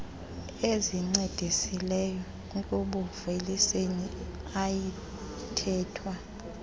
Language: Xhosa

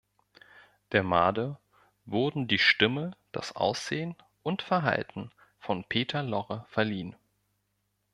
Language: German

